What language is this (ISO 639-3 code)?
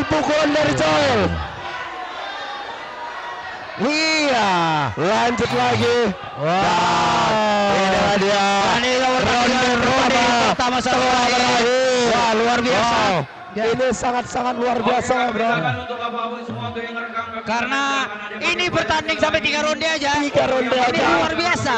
ind